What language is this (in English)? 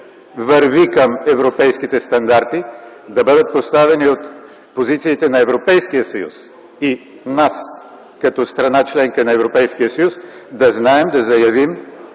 Bulgarian